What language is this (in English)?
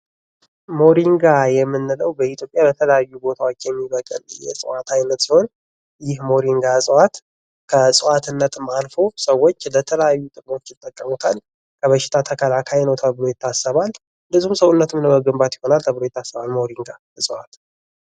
Amharic